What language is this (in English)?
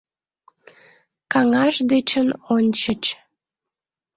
Mari